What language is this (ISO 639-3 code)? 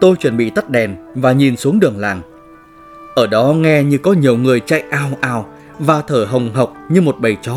vie